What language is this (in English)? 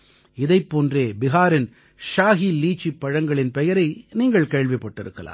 Tamil